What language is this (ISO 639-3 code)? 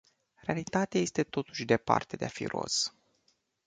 ron